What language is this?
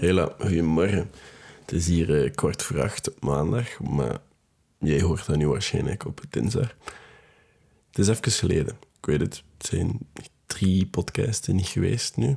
Dutch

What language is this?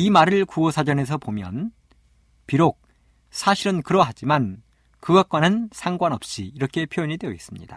Korean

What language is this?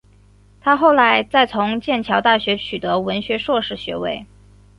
Chinese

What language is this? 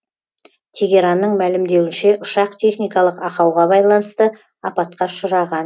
Kazakh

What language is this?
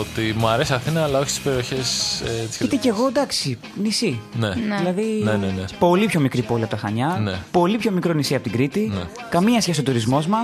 Greek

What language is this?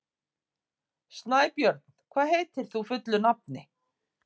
Icelandic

